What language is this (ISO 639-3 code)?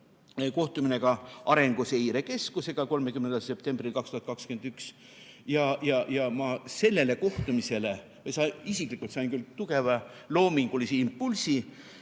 est